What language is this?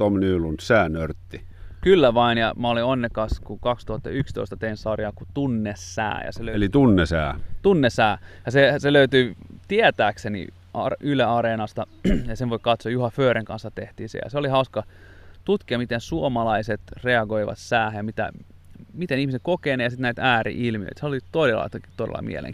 Finnish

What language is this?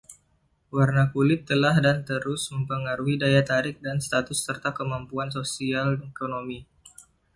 Indonesian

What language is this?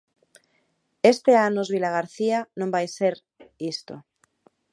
Galician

